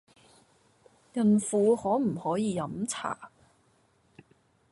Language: Cantonese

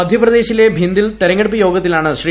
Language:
Malayalam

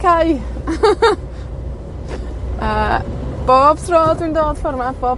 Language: Welsh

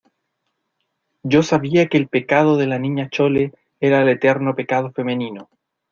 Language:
Spanish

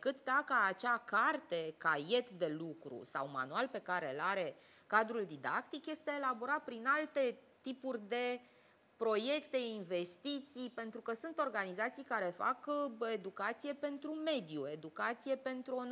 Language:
Romanian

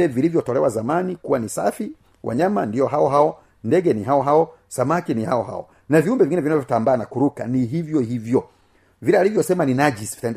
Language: Swahili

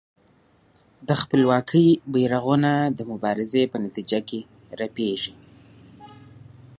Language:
Pashto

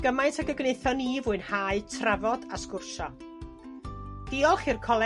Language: Welsh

